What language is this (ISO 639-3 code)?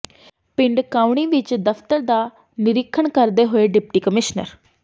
pan